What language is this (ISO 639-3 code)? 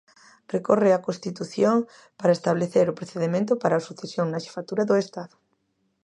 glg